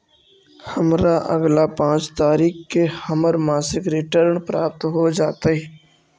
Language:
Magahi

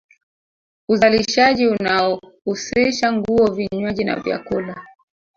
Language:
Swahili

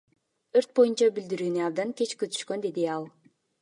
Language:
Kyrgyz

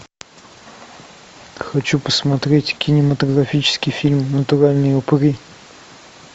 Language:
Russian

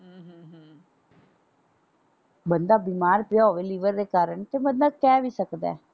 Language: Punjabi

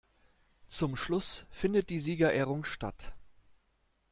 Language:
German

